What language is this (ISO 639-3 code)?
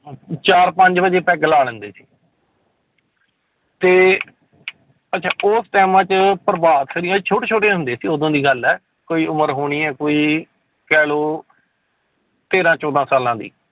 pan